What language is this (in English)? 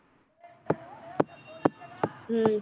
Punjabi